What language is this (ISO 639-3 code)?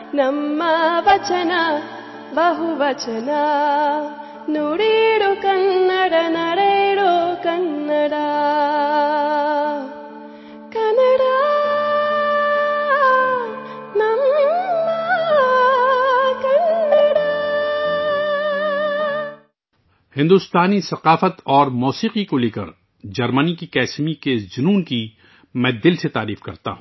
urd